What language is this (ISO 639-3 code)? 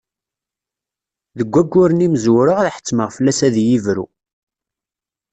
kab